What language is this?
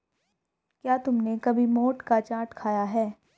Hindi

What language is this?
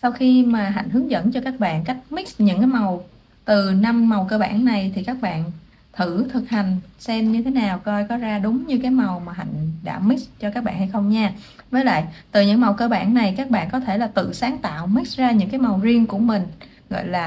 Vietnamese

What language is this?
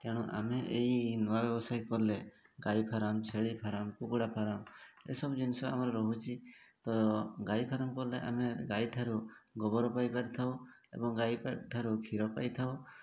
Odia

